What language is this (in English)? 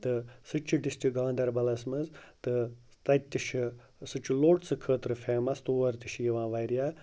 Kashmiri